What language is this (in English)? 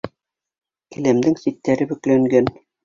Bashkir